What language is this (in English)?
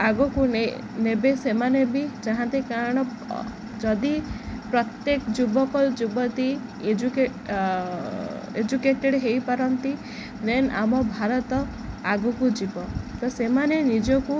Odia